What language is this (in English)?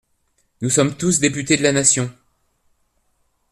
French